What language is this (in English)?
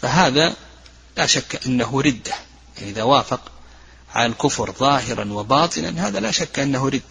Arabic